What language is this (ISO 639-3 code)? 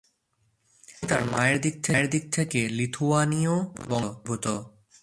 ben